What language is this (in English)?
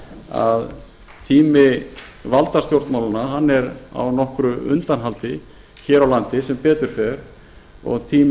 Icelandic